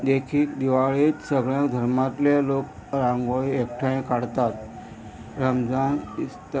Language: Konkani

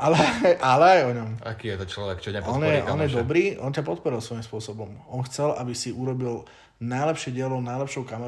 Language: Slovak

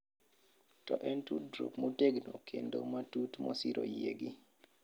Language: Luo (Kenya and Tanzania)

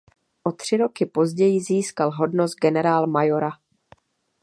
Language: Czech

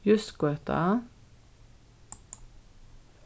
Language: Faroese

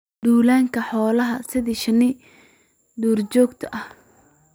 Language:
Somali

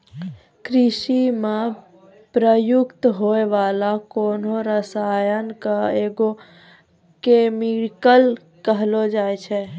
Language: Maithili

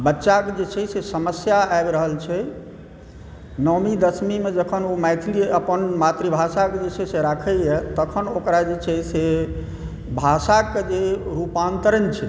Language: Maithili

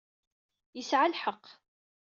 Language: Kabyle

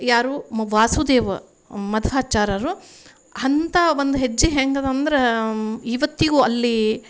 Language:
Kannada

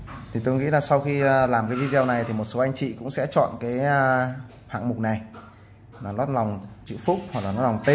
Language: Vietnamese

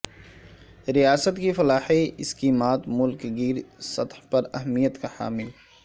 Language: Urdu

